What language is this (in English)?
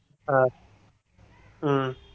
Tamil